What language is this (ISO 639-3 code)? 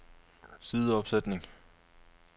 dan